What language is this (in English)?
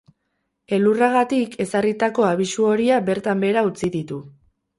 Basque